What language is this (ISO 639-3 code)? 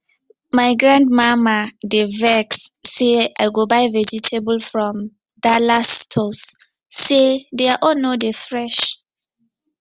pcm